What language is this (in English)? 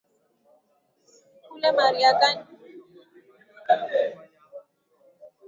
Swahili